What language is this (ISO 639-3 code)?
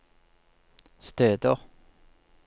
nor